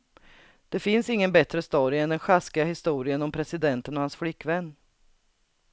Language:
Swedish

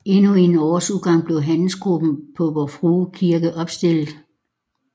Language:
Danish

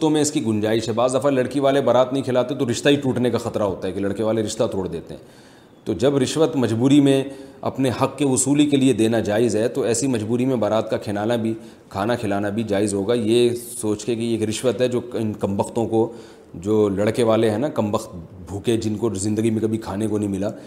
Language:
Urdu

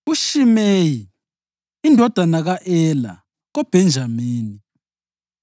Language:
North Ndebele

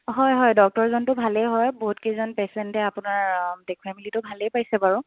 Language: Assamese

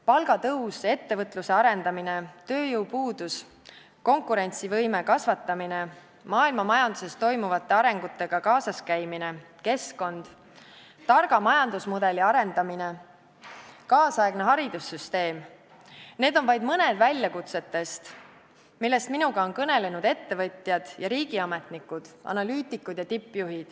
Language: Estonian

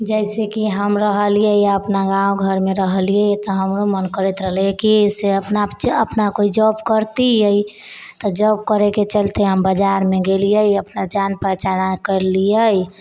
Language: Maithili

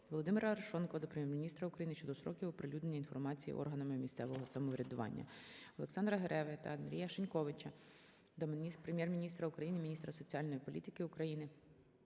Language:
Ukrainian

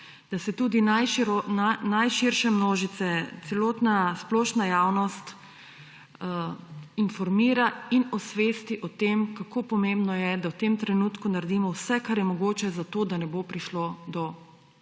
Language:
Slovenian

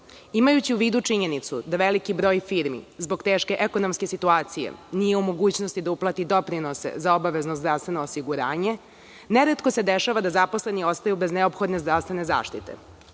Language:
Serbian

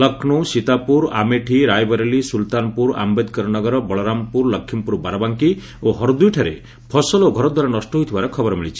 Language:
Odia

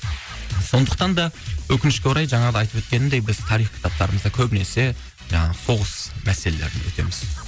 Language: Kazakh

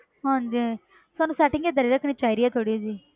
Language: Punjabi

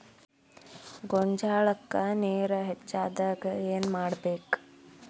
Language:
Kannada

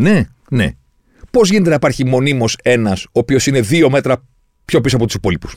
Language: Greek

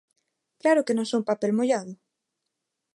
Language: Galician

